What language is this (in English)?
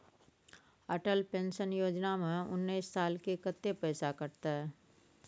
Maithili